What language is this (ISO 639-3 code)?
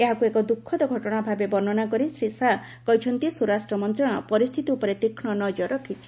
ori